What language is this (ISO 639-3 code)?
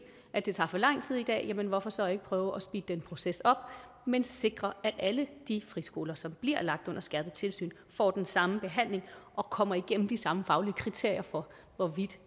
dan